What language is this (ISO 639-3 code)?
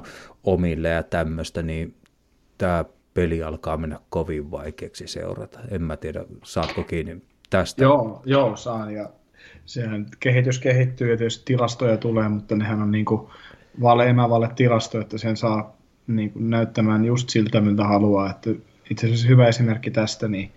fin